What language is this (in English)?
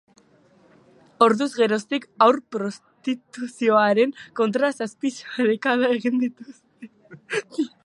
Basque